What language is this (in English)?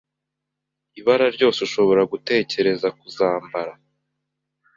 Kinyarwanda